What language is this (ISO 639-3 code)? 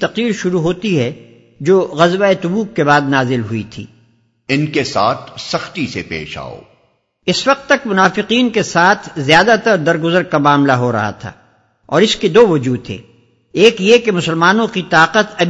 urd